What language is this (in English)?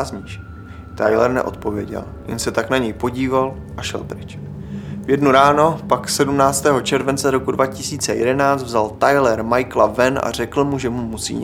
Czech